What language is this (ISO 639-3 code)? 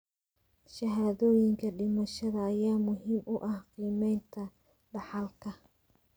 som